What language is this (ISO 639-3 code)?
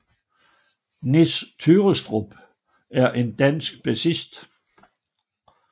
dan